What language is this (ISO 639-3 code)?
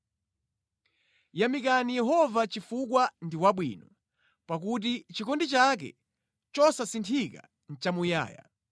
nya